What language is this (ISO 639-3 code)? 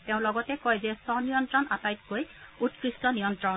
asm